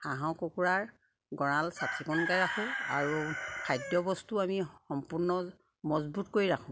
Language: Assamese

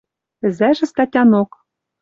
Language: Western Mari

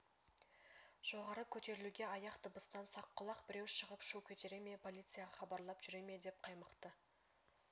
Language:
Kazakh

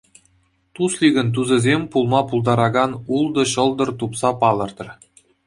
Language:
Chuvash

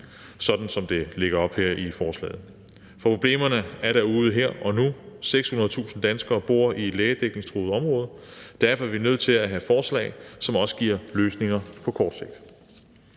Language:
Danish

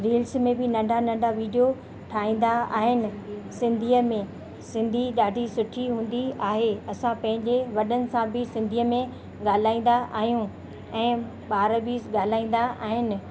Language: Sindhi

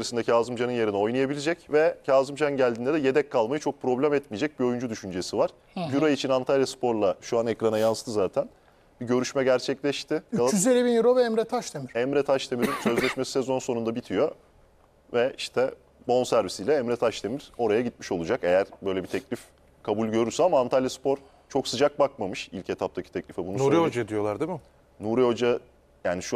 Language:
Turkish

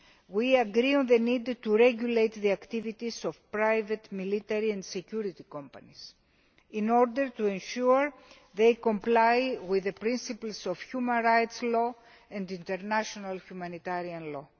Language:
English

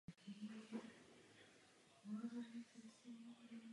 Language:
Czech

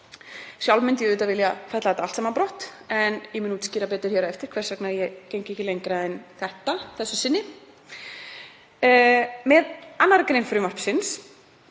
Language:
Icelandic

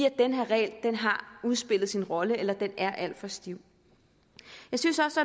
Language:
Danish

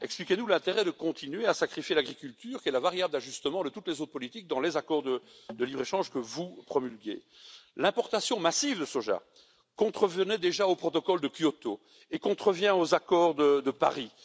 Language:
French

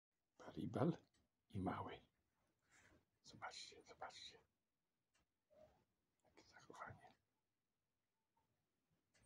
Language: Polish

